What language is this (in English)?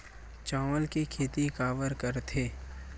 Chhattisgarhi